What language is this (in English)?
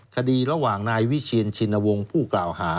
Thai